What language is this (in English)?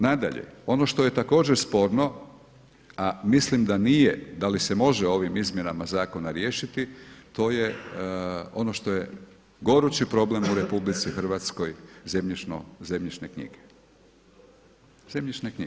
Croatian